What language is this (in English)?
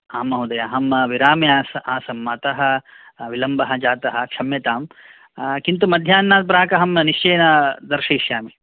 Sanskrit